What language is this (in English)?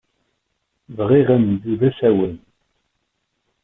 Kabyle